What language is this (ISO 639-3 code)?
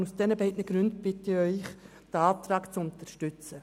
gsw